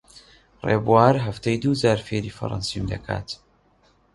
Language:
Central Kurdish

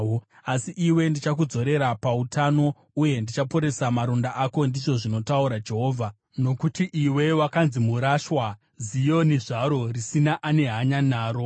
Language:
Shona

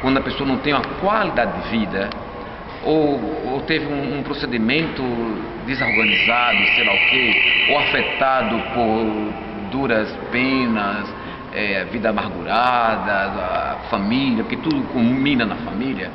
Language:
Portuguese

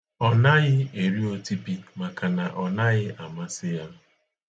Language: Igbo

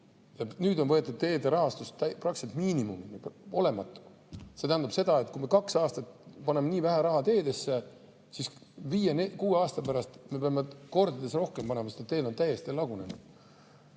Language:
Estonian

